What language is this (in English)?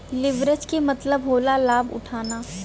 Bhojpuri